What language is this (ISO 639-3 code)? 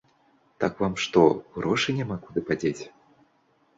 bel